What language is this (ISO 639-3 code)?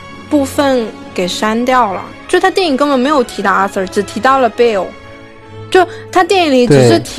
zho